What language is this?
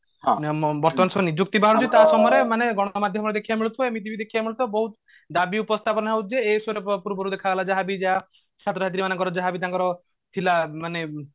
Odia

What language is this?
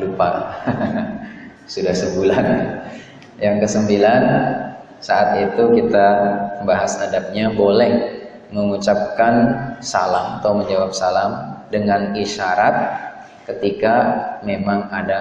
Indonesian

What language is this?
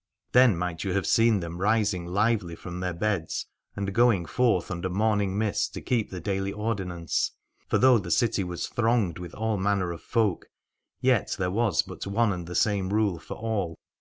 English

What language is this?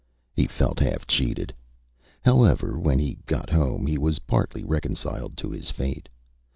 English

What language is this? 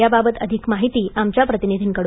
Marathi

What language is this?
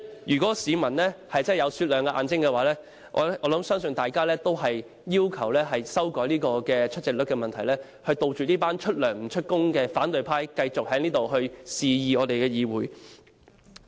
Cantonese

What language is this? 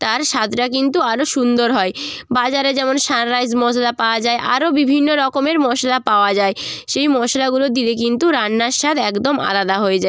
Bangla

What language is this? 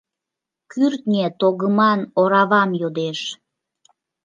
Mari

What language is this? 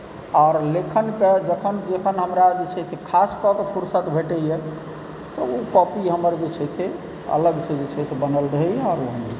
Maithili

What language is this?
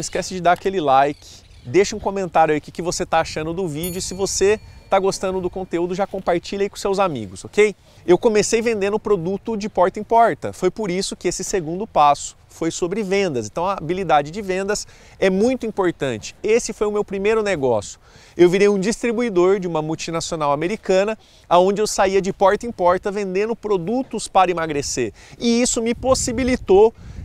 Portuguese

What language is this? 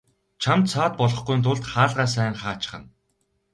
Mongolian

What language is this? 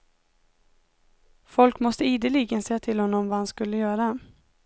Swedish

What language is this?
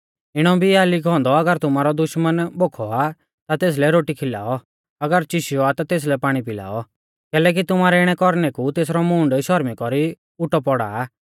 Mahasu Pahari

